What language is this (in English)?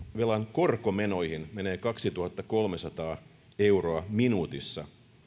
Finnish